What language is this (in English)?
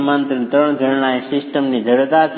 Gujarati